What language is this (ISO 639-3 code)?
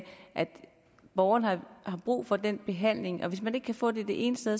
dan